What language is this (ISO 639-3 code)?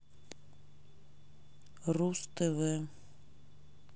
rus